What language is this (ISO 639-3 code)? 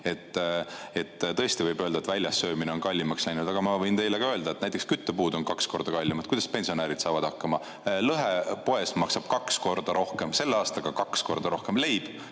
est